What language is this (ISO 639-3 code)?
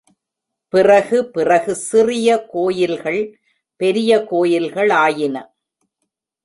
tam